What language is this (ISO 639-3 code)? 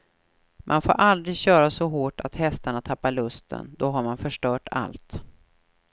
swe